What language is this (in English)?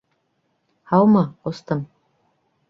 Bashkir